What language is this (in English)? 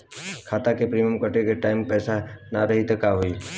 Bhojpuri